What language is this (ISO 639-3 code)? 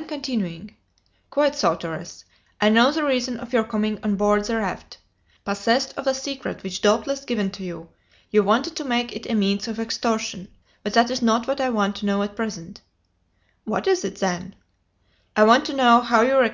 eng